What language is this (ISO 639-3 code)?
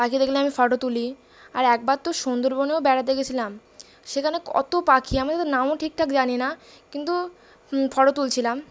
ben